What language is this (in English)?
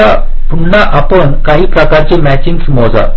Marathi